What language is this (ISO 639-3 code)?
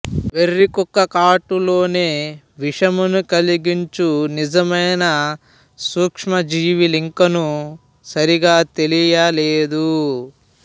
tel